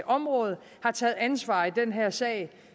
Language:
Danish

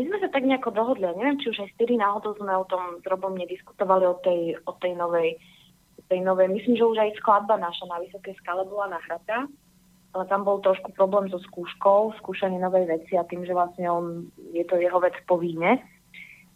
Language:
Slovak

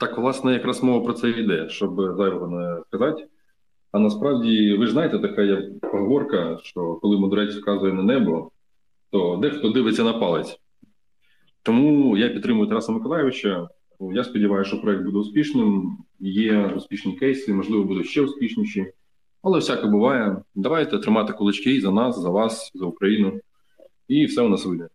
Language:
Ukrainian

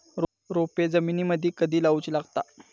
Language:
Marathi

